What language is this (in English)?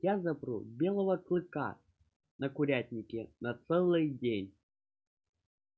Russian